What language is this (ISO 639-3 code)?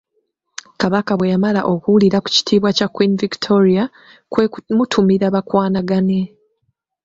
lug